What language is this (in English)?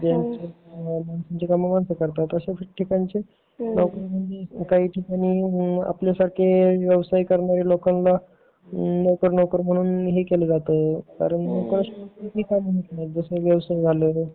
Marathi